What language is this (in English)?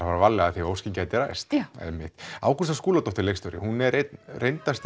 Icelandic